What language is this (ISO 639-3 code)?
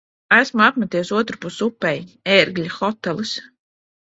lav